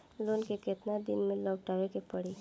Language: Bhojpuri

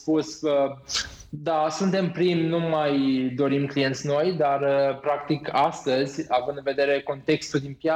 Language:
Romanian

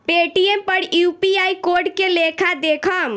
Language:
Bhojpuri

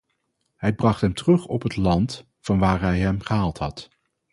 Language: Dutch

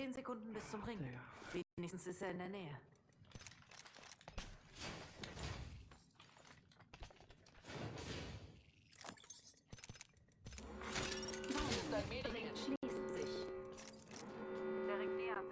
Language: German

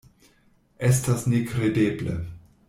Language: Esperanto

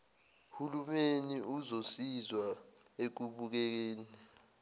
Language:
Zulu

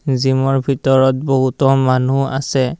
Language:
Assamese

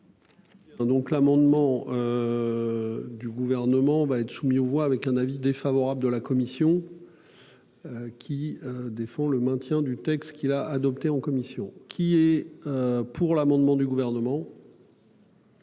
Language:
French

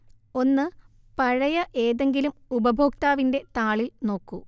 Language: Malayalam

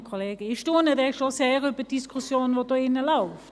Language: Swiss German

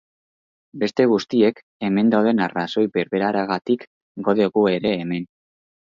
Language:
Basque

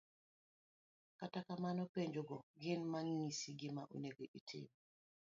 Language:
Luo (Kenya and Tanzania)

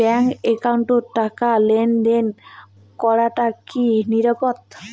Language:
Bangla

